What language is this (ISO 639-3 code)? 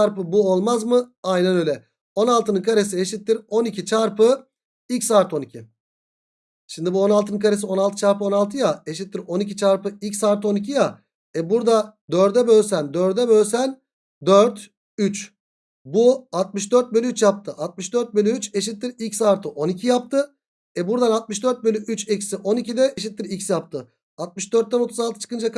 tur